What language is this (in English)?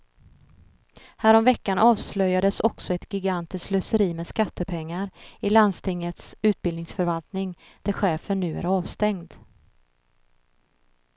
Swedish